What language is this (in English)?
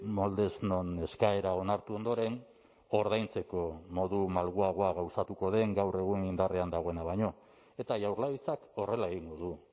Basque